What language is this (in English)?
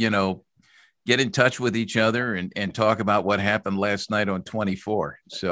English